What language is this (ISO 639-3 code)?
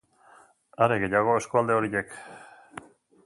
eus